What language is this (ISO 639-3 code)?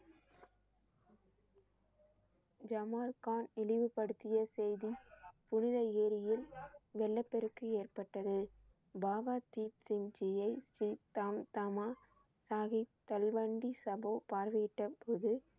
tam